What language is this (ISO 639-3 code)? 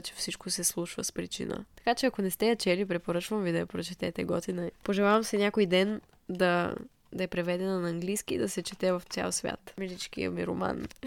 bul